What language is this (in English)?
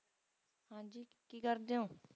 Punjabi